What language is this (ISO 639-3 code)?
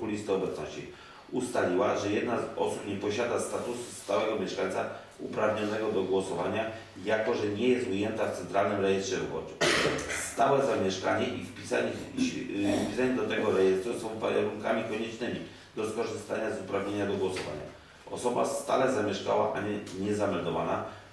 pol